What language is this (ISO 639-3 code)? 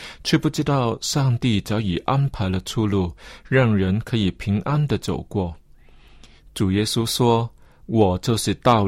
zho